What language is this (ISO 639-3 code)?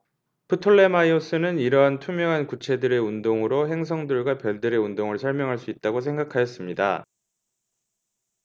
kor